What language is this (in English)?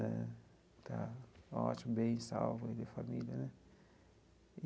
Portuguese